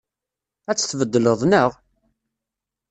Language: Kabyle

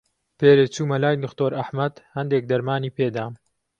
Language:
Central Kurdish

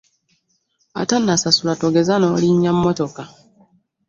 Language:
Ganda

